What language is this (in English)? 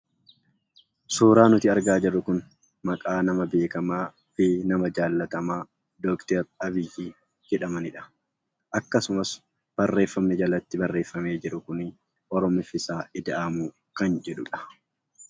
Oromo